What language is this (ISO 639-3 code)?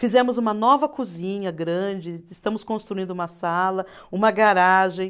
por